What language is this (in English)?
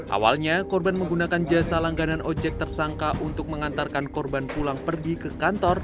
Indonesian